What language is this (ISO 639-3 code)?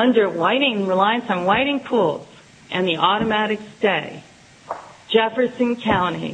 eng